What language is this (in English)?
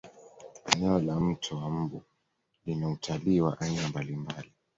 Swahili